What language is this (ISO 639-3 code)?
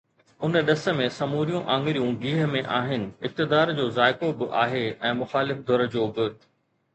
snd